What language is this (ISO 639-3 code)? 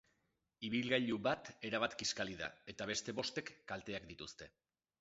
eus